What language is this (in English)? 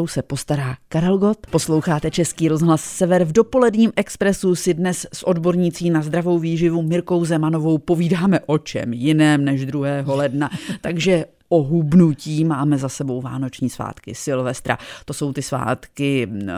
Czech